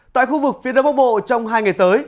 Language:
Vietnamese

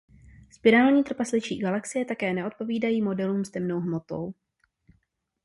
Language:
Czech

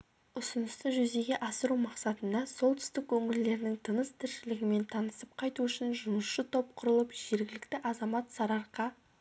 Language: Kazakh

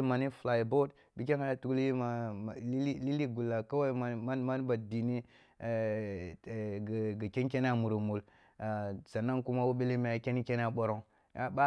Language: Kulung (Nigeria)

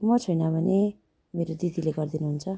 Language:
Nepali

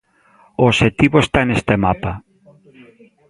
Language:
Galician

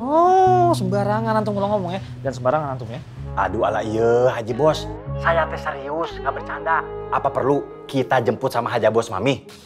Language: Indonesian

